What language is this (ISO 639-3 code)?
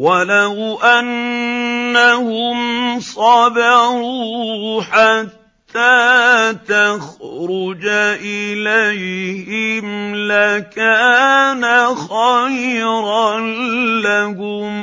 ara